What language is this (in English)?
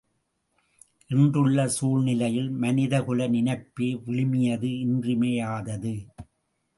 Tamil